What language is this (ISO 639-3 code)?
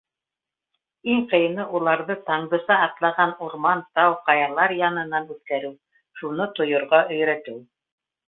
bak